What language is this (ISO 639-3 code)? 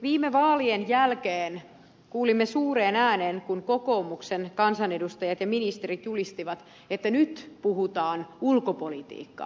fin